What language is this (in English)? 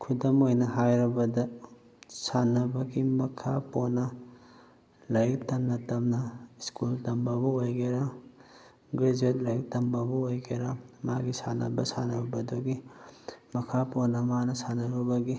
Manipuri